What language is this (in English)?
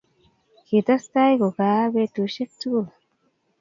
Kalenjin